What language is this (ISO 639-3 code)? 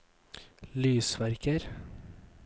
nor